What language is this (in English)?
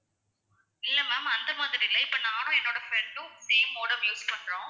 Tamil